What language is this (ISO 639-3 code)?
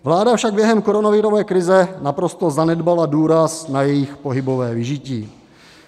ces